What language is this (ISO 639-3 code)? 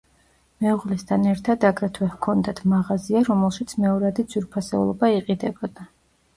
kat